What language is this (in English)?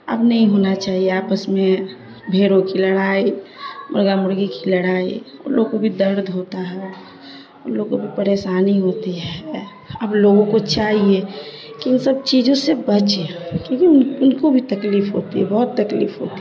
Urdu